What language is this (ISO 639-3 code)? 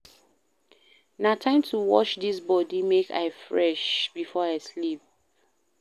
pcm